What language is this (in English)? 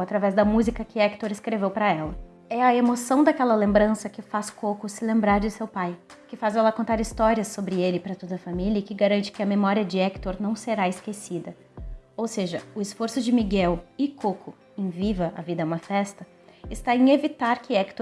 Portuguese